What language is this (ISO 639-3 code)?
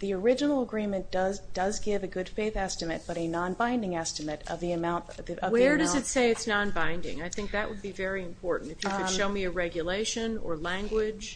eng